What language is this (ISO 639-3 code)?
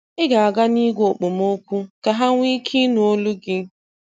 ibo